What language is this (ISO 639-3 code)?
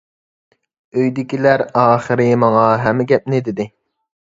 uig